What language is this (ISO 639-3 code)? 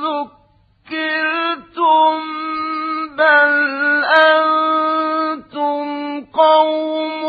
ara